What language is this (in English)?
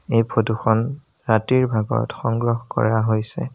Assamese